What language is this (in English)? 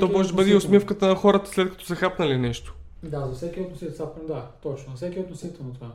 Bulgarian